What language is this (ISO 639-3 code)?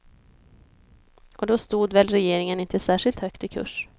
swe